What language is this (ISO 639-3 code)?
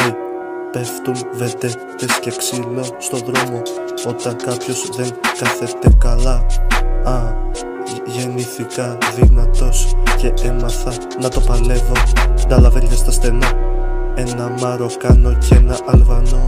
ell